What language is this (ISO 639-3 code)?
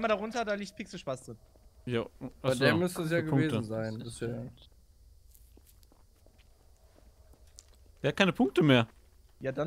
deu